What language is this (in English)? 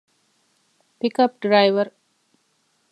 Divehi